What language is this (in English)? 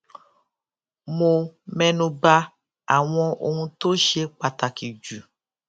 Yoruba